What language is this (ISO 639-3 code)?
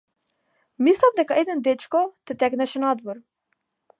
mkd